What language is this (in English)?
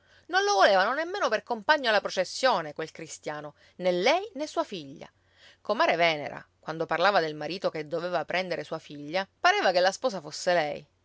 Italian